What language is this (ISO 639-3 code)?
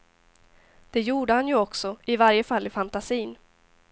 swe